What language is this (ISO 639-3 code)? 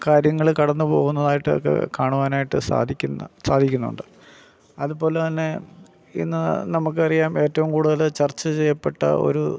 mal